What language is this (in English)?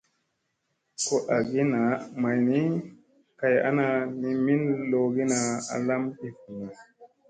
Musey